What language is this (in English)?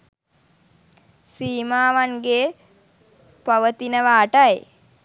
Sinhala